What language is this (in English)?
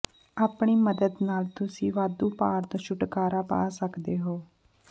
Punjabi